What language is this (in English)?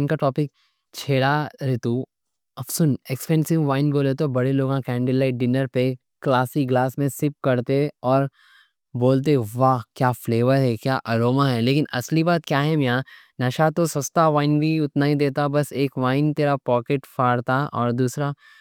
Deccan